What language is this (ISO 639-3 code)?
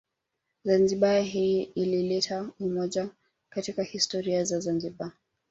swa